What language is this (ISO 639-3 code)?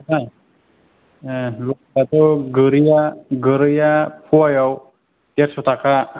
brx